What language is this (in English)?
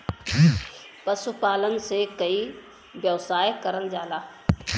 Bhojpuri